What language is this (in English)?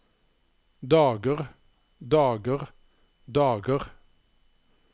Norwegian